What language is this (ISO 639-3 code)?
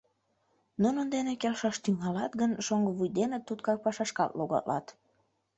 chm